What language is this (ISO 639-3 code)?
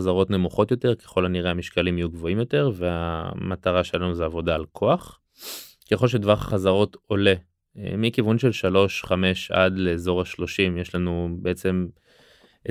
heb